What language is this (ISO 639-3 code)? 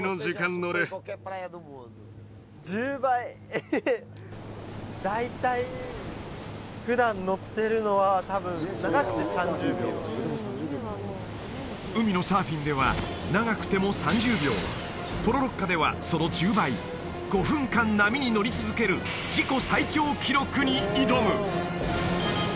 jpn